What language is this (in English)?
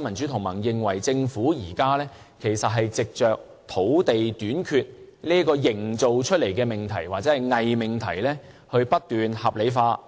Cantonese